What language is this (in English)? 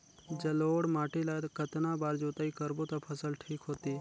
Chhattisgarhi